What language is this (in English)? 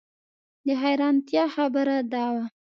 Pashto